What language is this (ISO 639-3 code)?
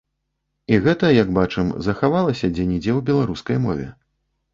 bel